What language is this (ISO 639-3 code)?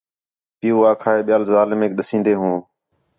xhe